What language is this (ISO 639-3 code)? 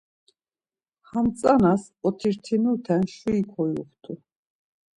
lzz